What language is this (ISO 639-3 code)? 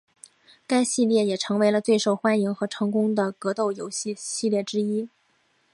zho